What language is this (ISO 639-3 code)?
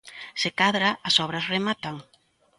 glg